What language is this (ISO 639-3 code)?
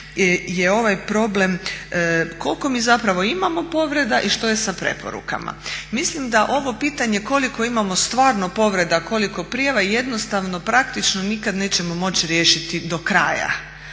hrv